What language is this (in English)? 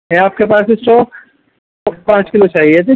Urdu